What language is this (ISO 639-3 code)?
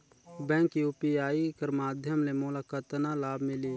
hne